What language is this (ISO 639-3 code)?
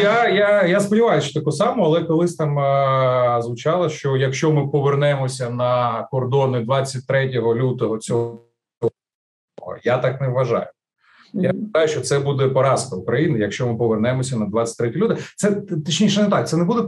ukr